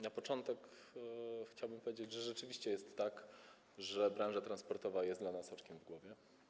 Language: Polish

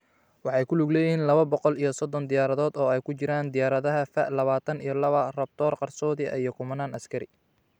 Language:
Somali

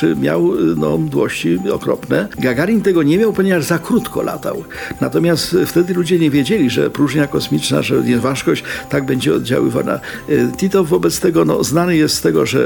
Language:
Polish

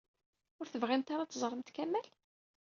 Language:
Kabyle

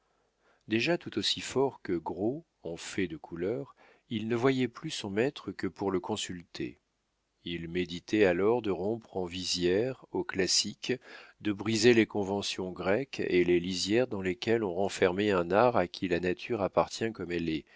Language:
French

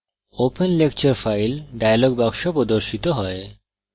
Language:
Bangla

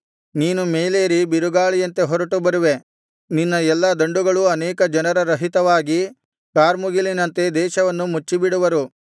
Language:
Kannada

